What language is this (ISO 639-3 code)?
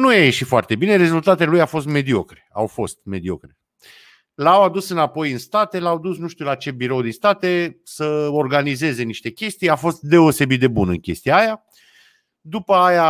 ron